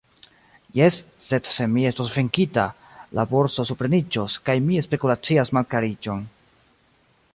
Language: Esperanto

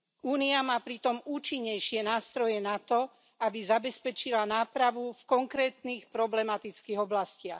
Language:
Slovak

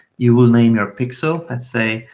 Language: English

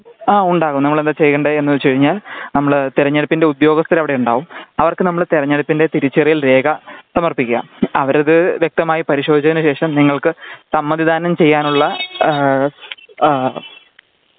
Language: Malayalam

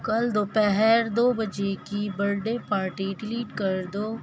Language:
Urdu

